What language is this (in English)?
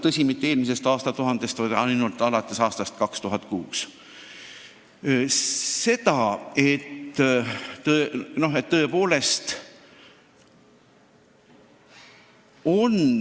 Estonian